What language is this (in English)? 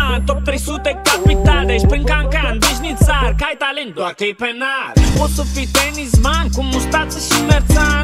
Romanian